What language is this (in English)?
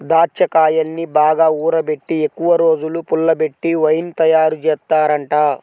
Telugu